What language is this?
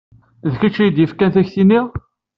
Kabyle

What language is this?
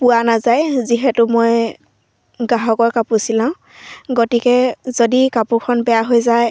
Assamese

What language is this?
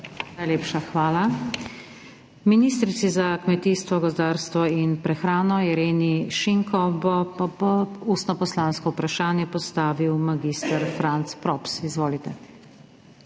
Slovenian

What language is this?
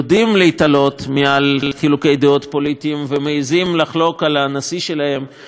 Hebrew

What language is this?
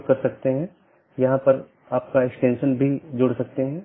Hindi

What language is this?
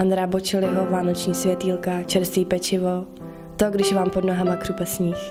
Czech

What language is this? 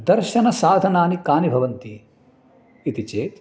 Sanskrit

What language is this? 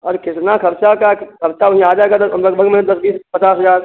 Hindi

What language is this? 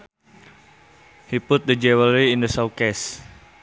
Sundanese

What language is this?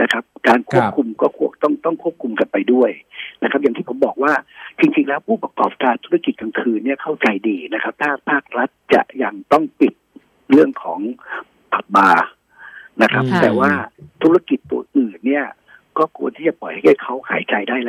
Thai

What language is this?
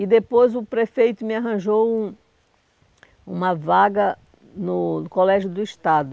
Portuguese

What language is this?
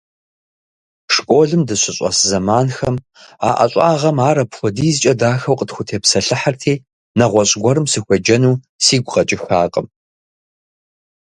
Kabardian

